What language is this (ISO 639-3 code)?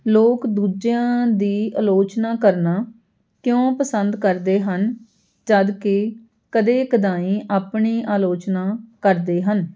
pan